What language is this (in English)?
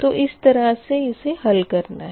Hindi